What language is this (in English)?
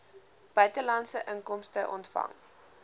Afrikaans